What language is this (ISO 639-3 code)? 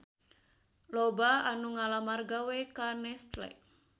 sun